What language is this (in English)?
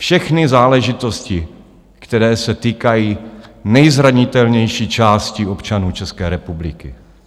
Czech